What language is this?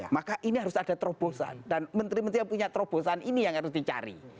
Indonesian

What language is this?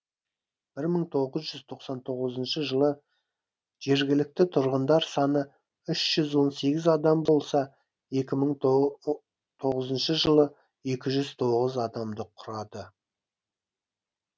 Kazakh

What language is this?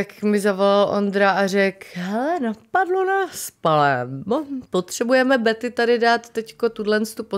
Czech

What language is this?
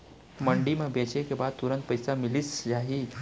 Chhattisgarhi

